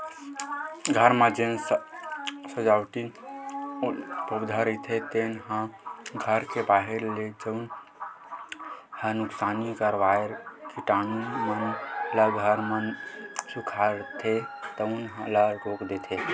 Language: Chhattisgarhi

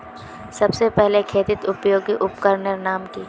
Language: Magahi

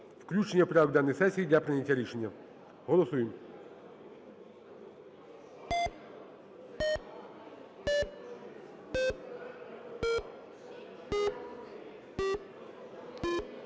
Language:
Ukrainian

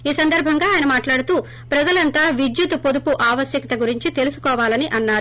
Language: Telugu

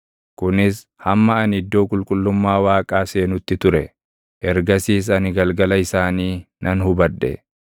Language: Oromo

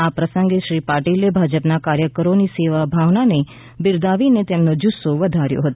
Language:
Gujarati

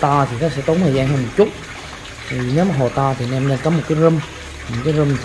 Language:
Vietnamese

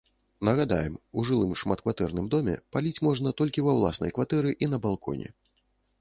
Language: Belarusian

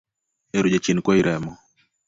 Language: Luo (Kenya and Tanzania)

